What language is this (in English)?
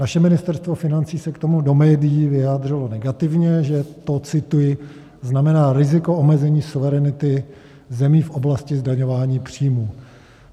Czech